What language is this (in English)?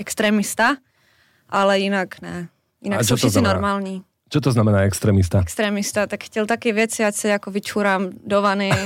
Slovak